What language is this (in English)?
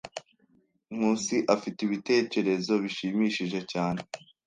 Kinyarwanda